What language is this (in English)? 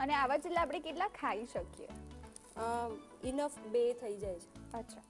Hindi